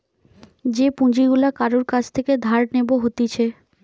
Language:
Bangla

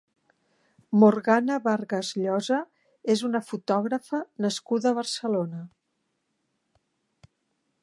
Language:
Catalan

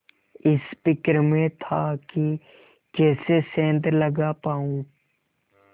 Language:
Hindi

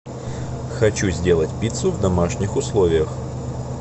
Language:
Russian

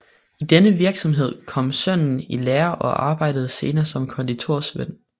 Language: Danish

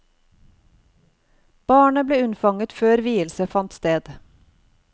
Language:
Norwegian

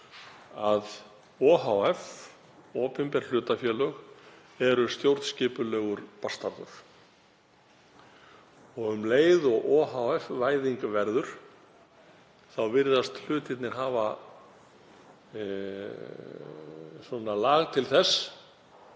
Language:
Icelandic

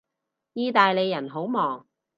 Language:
Cantonese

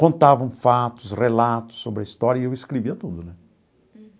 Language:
Portuguese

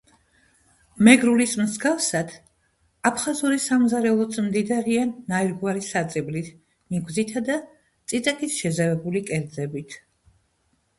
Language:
Georgian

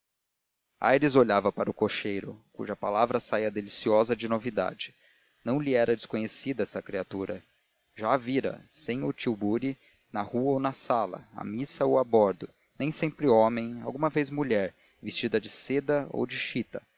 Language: Portuguese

